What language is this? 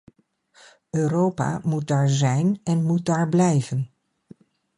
Dutch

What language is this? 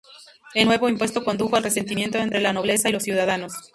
Spanish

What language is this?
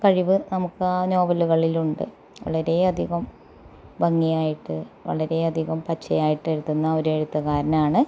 Malayalam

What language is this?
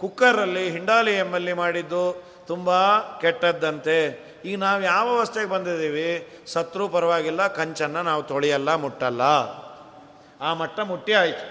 Kannada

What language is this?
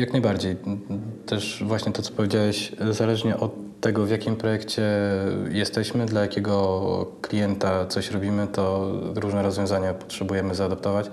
Polish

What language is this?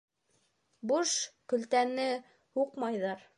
Bashkir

